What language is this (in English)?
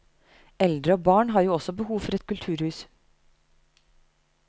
Norwegian